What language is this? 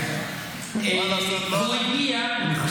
Hebrew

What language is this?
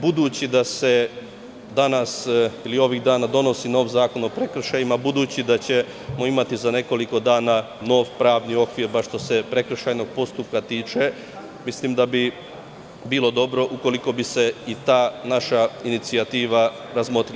Serbian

